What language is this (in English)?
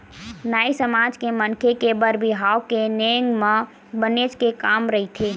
Chhattisgarhi